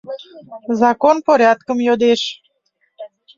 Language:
Mari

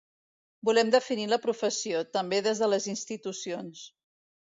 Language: Catalan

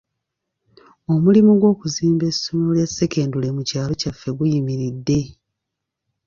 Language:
Ganda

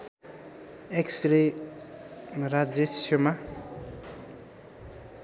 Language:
Nepali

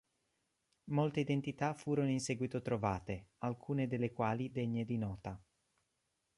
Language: Italian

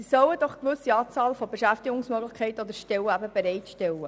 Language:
Swiss German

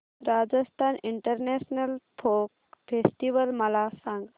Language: Marathi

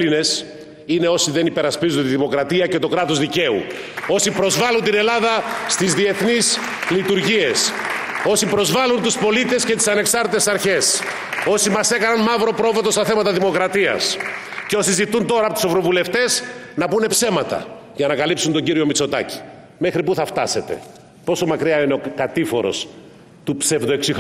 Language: Greek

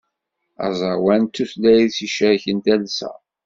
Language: Kabyle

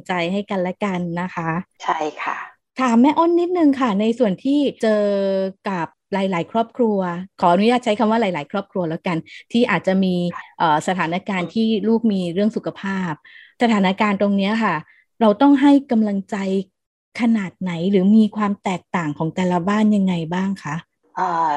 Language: Thai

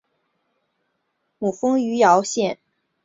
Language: Chinese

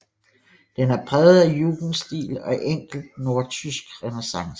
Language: Danish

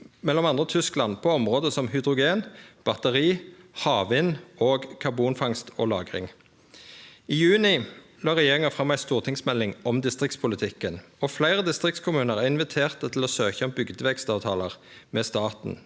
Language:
Norwegian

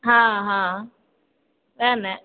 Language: Maithili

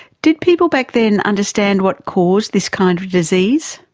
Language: English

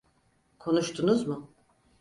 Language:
Turkish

